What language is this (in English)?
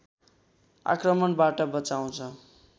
Nepali